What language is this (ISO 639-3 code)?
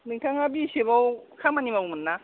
brx